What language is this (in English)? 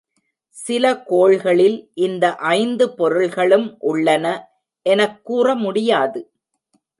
Tamil